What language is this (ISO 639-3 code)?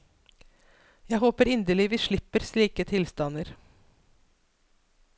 nor